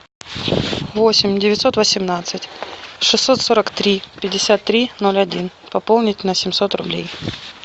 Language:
Russian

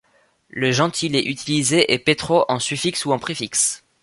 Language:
French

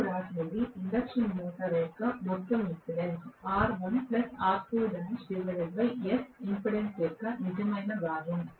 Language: Telugu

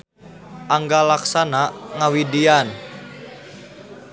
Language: Sundanese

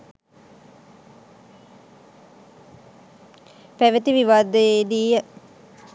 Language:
Sinhala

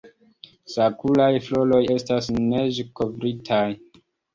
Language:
Esperanto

